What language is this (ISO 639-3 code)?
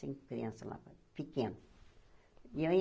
por